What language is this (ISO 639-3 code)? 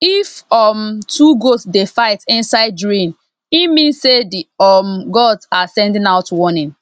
pcm